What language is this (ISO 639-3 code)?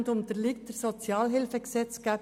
gsw